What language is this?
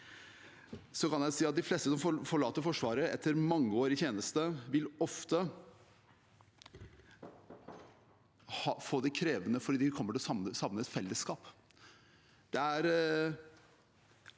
Norwegian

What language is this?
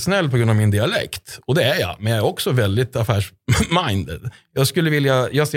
Swedish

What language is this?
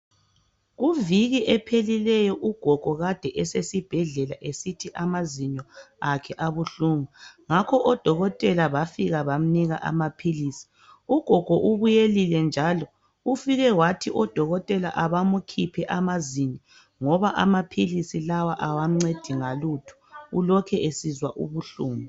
North Ndebele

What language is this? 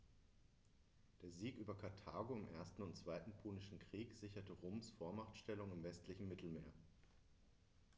German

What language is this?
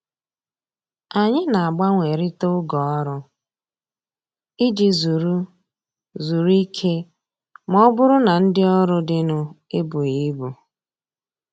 Igbo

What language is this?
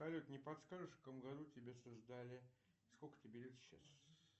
Russian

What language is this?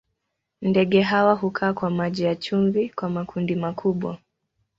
Swahili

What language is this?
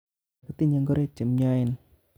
Kalenjin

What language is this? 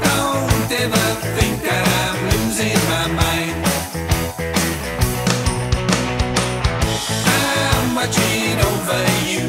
English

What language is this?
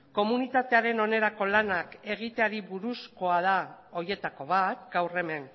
Basque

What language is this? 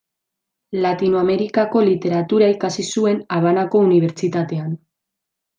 Basque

